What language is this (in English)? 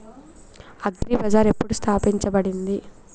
Telugu